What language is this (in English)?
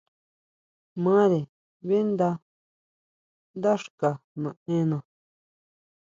Huautla Mazatec